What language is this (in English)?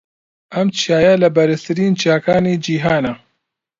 Central Kurdish